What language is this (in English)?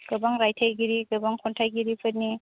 Bodo